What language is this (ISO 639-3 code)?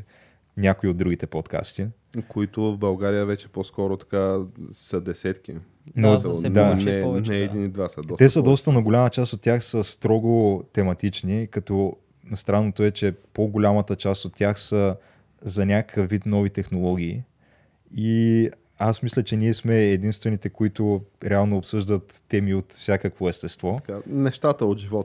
bul